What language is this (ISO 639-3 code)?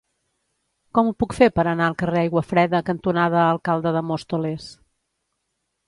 cat